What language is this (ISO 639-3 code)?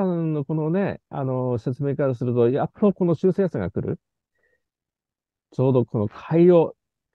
jpn